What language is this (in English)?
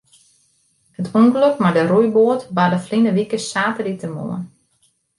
Western Frisian